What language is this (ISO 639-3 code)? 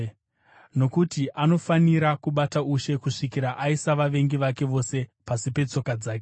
sna